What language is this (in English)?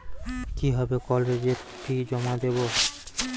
Bangla